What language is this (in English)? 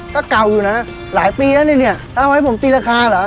Thai